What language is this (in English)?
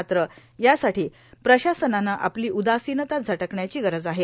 Marathi